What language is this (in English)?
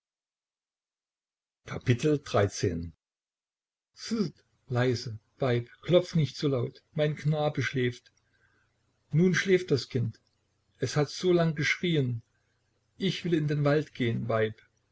German